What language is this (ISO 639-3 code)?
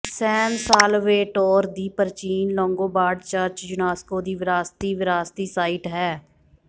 pan